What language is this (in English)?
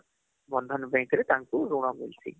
Odia